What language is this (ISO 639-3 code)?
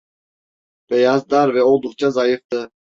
tur